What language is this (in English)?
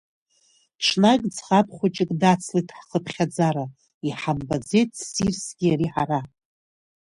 Abkhazian